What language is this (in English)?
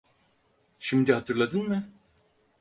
Turkish